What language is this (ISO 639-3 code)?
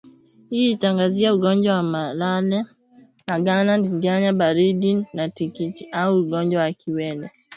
swa